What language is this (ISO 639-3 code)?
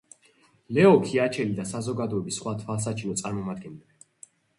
kat